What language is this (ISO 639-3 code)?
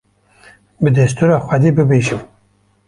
kur